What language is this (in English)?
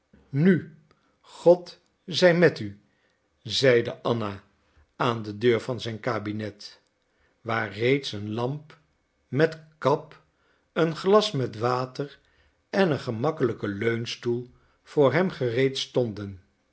Dutch